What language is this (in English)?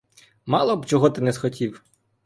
Ukrainian